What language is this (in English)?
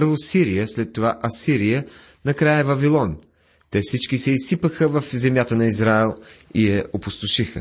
Bulgarian